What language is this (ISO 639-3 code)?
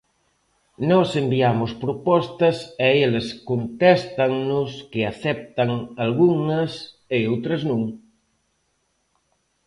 glg